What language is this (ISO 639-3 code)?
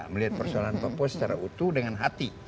ind